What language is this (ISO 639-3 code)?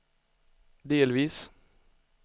swe